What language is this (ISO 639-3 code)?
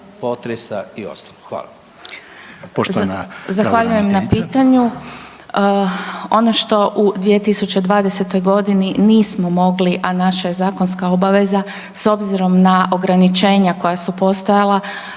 hrv